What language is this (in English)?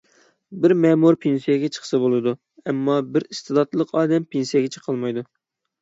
Uyghur